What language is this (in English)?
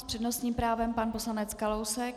Czech